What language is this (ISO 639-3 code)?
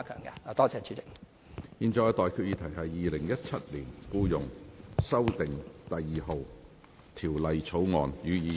yue